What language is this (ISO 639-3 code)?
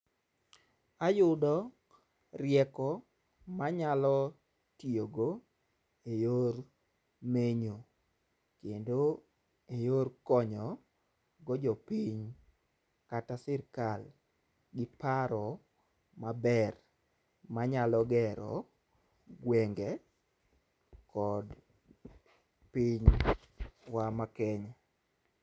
luo